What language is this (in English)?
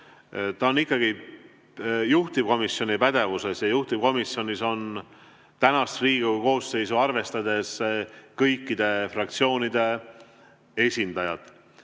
Estonian